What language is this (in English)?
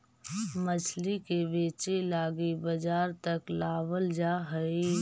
Magahi